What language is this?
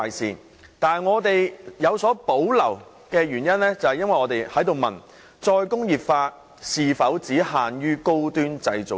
Cantonese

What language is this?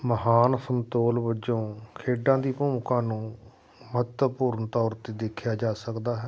Punjabi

